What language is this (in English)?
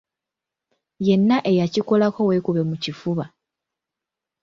Ganda